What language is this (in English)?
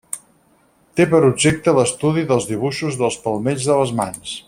Catalan